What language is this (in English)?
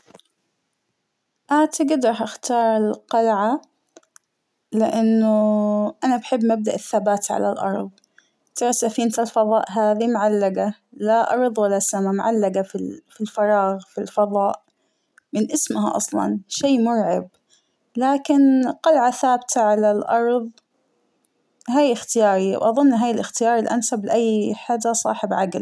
Hijazi Arabic